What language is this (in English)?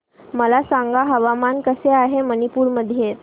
Marathi